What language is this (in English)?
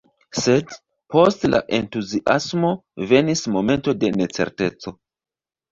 Esperanto